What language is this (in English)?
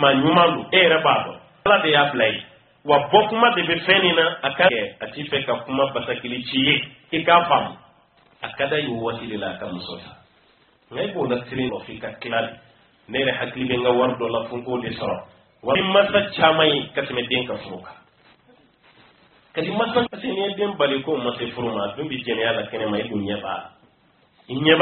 Romanian